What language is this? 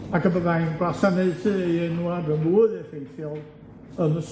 Welsh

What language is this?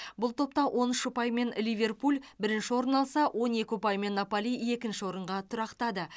Kazakh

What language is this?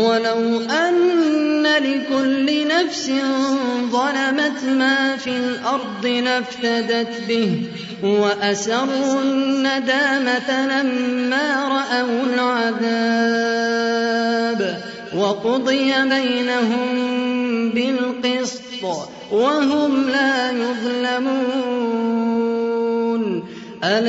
Arabic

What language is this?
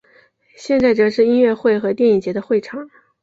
Chinese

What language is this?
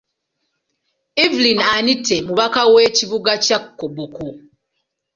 Ganda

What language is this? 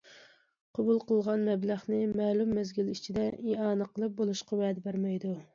Uyghur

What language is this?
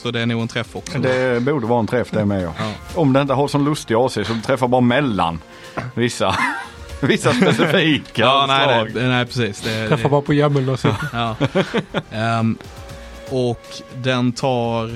Swedish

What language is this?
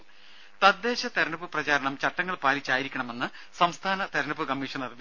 Malayalam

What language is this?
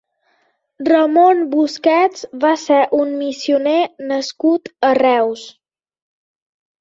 Catalan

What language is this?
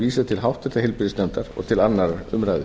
Icelandic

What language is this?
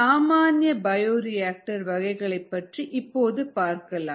Tamil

